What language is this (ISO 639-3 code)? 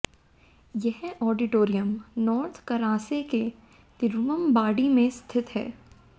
hin